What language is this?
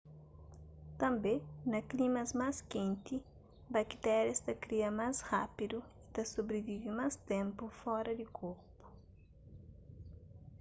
Kabuverdianu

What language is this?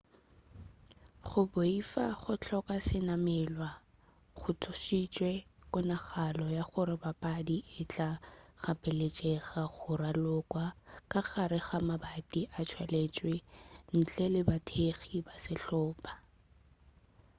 Northern Sotho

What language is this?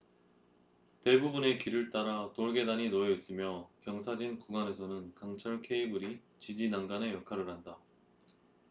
Korean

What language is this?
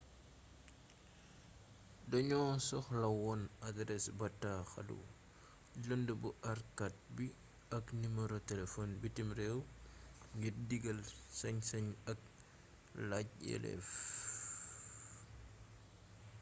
Wolof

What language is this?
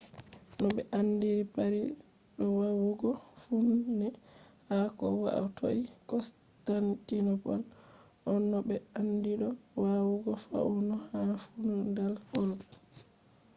Fula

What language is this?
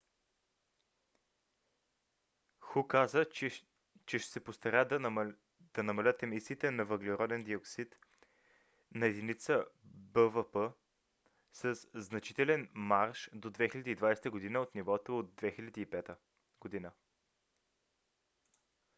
Bulgarian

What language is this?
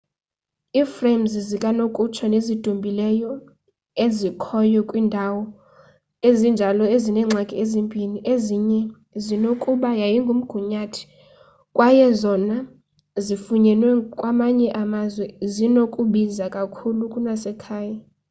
Xhosa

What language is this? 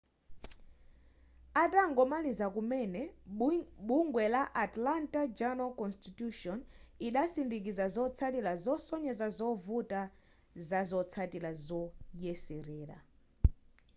Nyanja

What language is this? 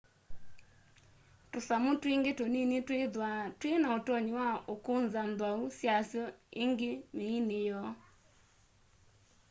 Kamba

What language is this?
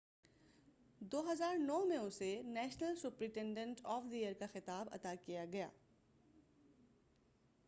Urdu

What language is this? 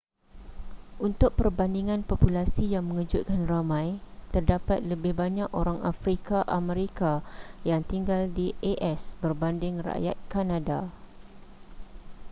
Malay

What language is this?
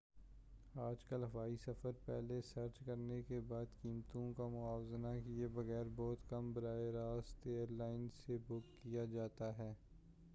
Urdu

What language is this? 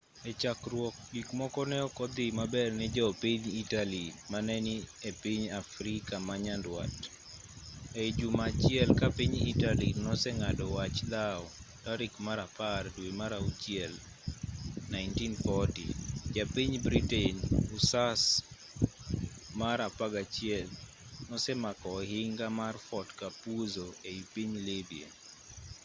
Luo (Kenya and Tanzania)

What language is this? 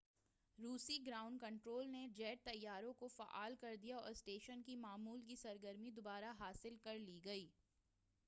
Urdu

